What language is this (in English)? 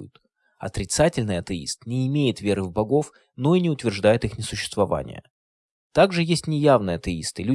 Russian